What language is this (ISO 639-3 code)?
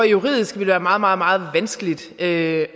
dan